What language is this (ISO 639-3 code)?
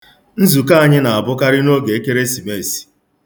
ibo